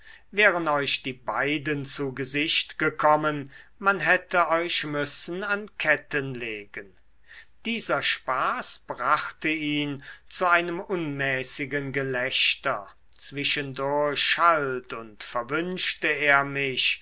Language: German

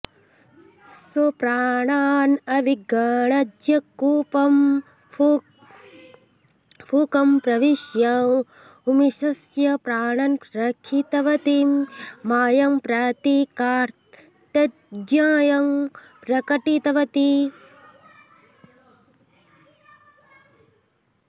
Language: Sanskrit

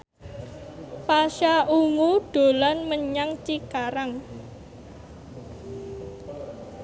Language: Javanese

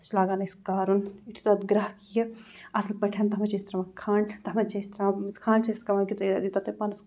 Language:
Kashmiri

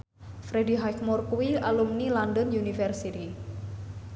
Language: Javanese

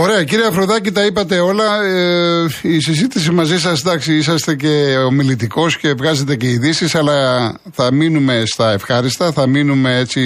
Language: Greek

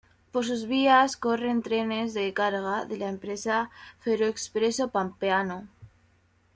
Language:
Spanish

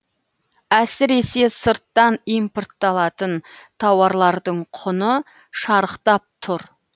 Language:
Kazakh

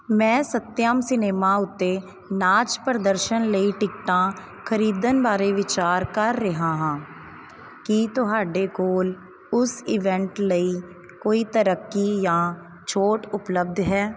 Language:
Punjabi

